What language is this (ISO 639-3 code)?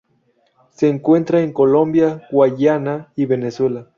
spa